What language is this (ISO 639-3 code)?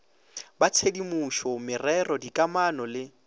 nso